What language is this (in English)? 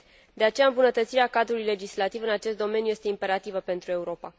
Romanian